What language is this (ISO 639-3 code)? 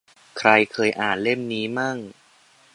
tha